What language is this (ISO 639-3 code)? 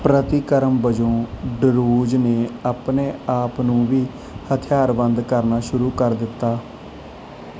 pan